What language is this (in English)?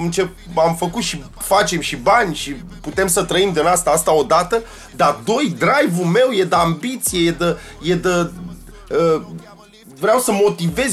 Romanian